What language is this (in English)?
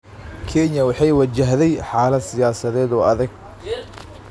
Somali